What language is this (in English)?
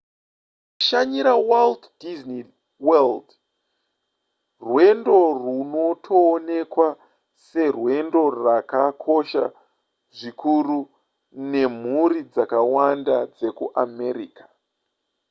Shona